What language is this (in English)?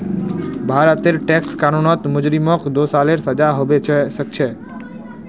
Magahi